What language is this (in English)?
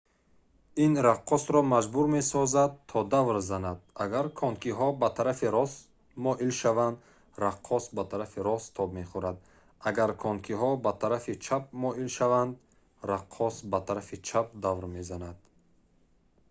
Tajik